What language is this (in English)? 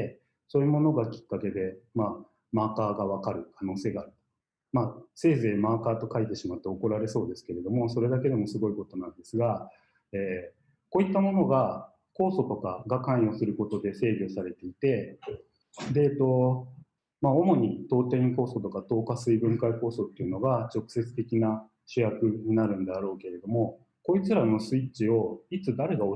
Japanese